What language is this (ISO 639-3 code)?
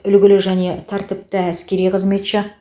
kaz